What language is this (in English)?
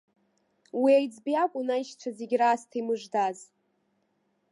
Abkhazian